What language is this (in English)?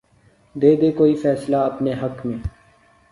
Urdu